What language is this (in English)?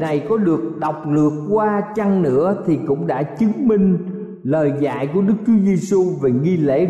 Vietnamese